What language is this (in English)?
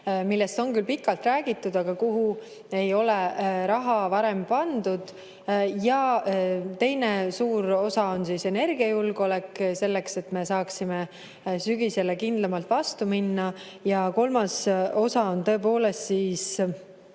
Estonian